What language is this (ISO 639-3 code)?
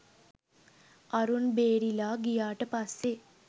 sin